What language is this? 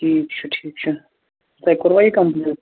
Kashmiri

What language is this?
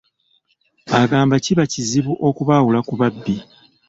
Ganda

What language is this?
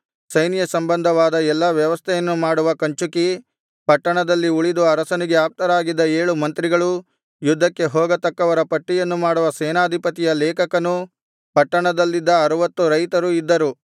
Kannada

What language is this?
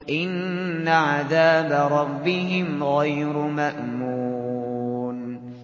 Arabic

